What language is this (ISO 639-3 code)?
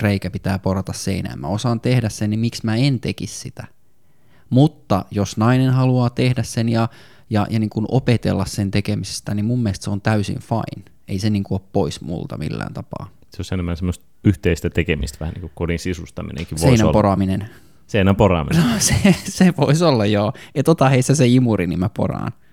fin